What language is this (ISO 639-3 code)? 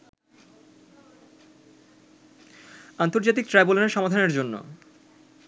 ben